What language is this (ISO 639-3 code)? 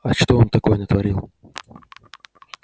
rus